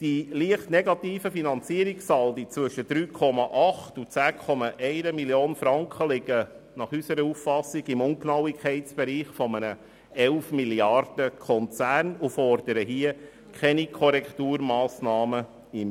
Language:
Swiss German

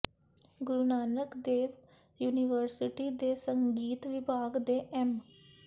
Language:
Punjabi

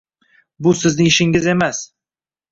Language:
Uzbek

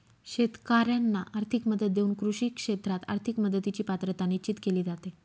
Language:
Marathi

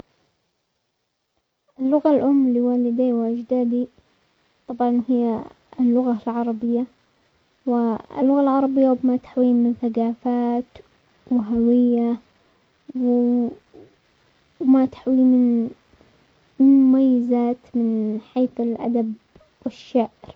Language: Omani Arabic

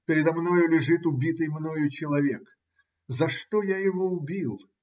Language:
Russian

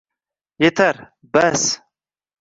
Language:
Uzbek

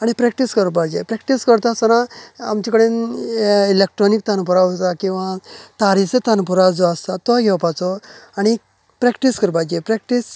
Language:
Konkani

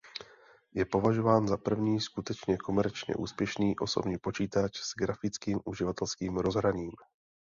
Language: Czech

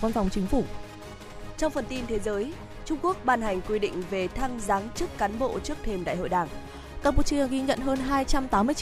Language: Vietnamese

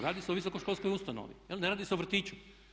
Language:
Croatian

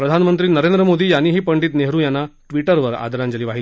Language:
Marathi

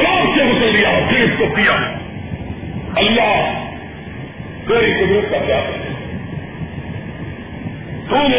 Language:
Urdu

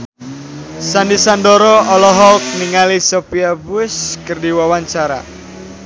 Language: Sundanese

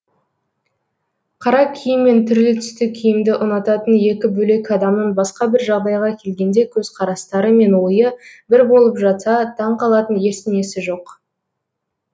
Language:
Kazakh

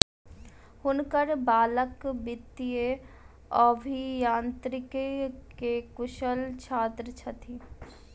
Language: Maithili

